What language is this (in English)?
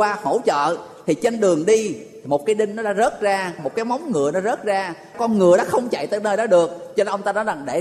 Vietnamese